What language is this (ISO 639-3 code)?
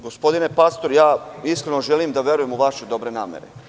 srp